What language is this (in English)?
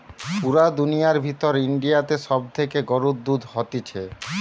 Bangla